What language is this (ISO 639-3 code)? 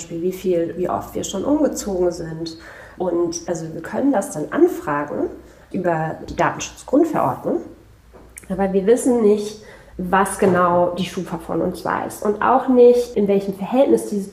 deu